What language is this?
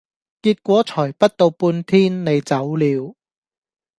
Cantonese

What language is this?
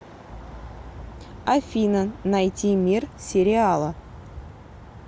Russian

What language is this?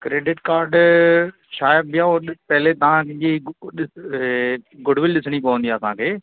Sindhi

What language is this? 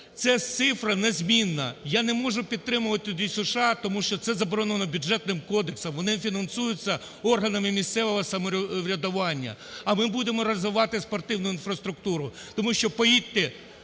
Ukrainian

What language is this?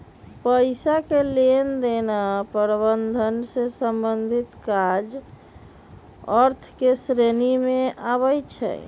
Magahi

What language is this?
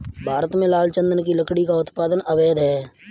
Hindi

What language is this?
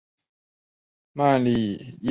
Chinese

